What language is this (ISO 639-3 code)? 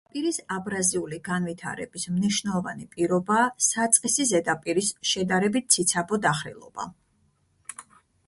kat